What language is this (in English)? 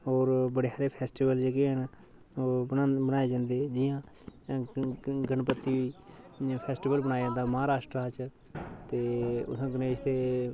Dogri